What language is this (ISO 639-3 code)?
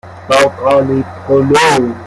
fas